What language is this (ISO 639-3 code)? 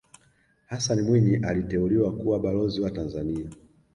swa